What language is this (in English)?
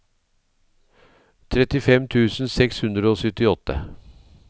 Norwegian